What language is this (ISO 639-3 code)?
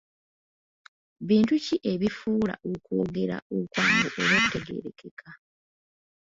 lug